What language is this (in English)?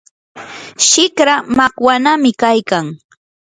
Yanahuanca Pasco Quechua